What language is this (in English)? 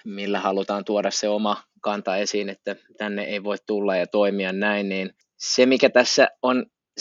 Finnish